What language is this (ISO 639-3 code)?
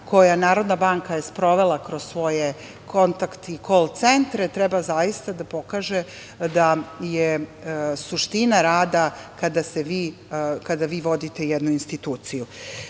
srp